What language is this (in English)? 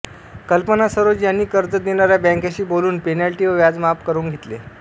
Marathi